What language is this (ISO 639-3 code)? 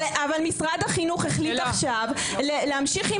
heb